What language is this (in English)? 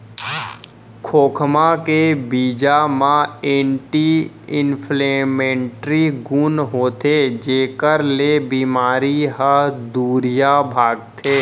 Chhattisgarhi